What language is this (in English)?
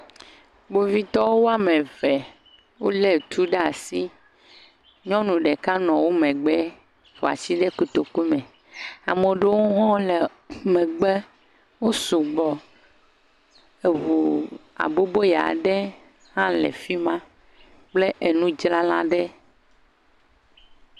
Ewe